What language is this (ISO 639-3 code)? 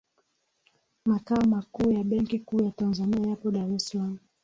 swa